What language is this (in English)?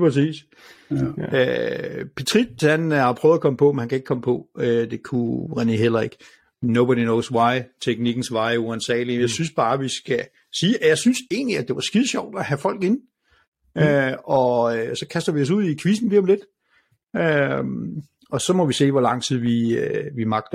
Danish